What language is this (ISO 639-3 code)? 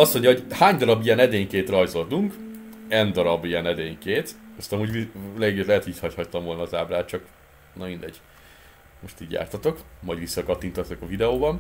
hun